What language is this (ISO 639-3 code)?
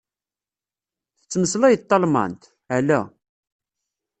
kab